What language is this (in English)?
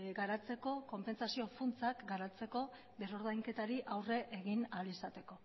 Basque